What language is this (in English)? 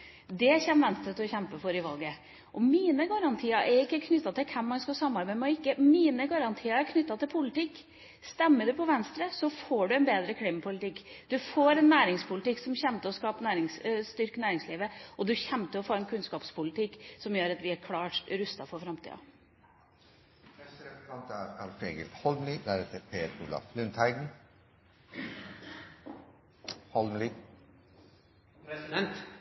Norwegian